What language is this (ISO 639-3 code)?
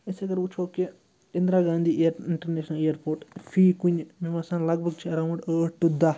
kas